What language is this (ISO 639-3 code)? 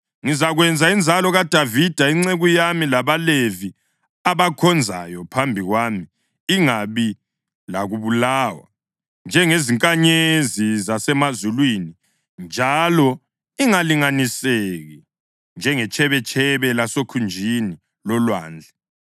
nde